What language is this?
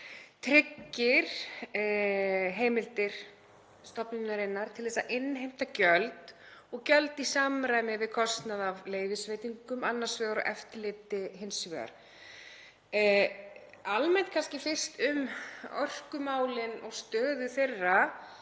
Icelandic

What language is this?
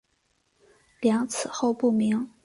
Chinese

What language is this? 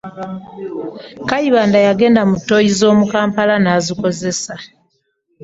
Ganda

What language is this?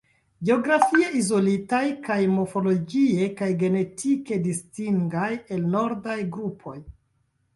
Esperanto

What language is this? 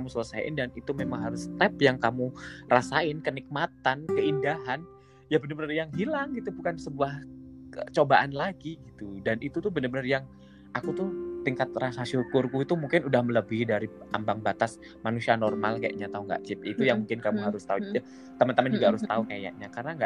Indonesian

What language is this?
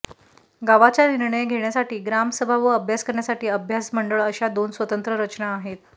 Marathi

